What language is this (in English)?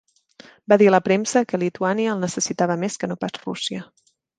Catalan